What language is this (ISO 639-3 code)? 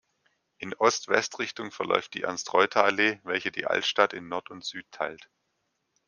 deu